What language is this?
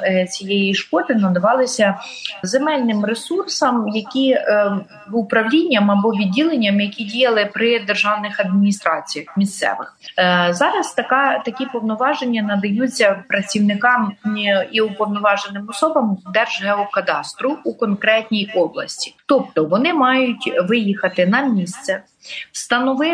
Ukrainian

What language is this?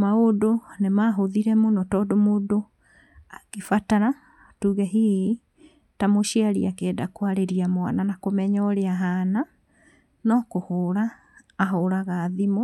Kikuyu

